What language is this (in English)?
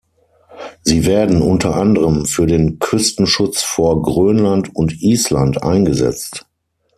German